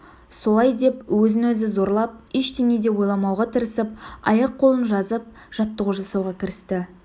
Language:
Kazakh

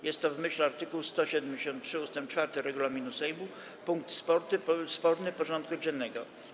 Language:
Polish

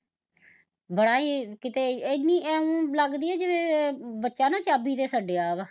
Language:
Punjabi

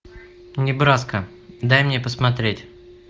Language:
Russian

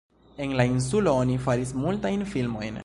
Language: Esperanto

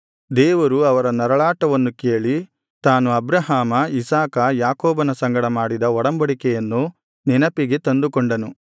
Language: Kannada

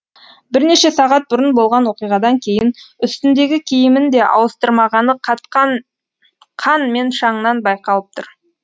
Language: Kazakh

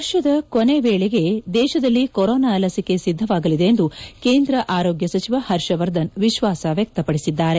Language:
Kannada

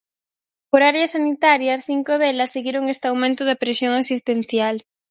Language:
Galician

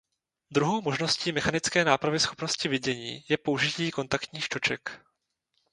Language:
Czech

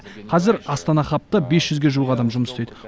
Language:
Kazakh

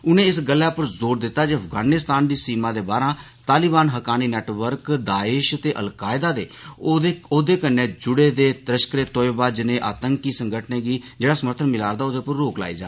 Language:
Dogri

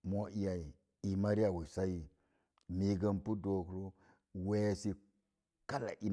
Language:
Mom Jango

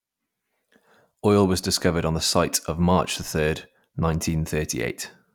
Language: English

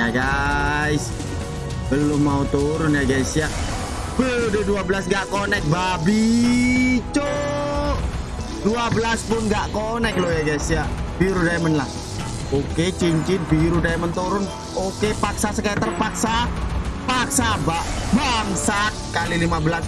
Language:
Indonesian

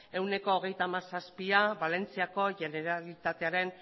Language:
Basque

